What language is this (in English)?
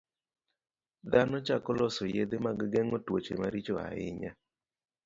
Luo (Kenya and Tanzania)